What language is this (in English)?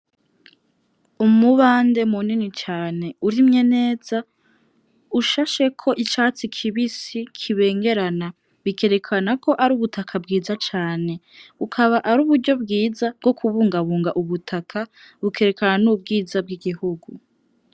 Rundi